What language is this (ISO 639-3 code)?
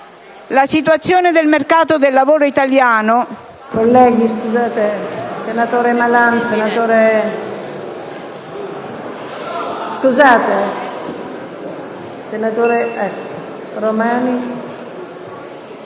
ita